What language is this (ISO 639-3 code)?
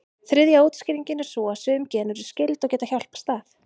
isl